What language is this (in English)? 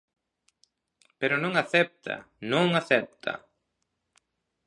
Galician